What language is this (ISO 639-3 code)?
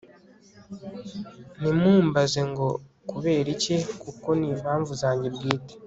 kin